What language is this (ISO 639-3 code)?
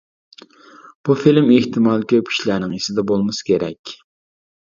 uig